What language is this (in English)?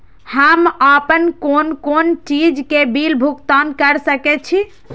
Maithili